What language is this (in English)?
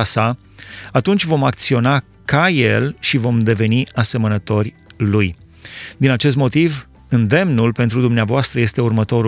Romanian